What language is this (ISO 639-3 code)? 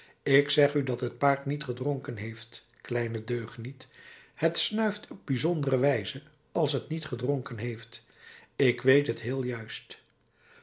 nld